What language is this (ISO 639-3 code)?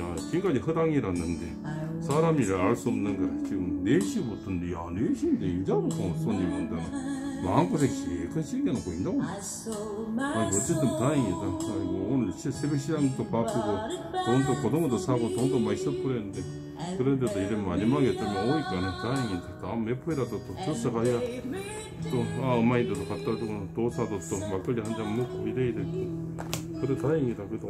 kor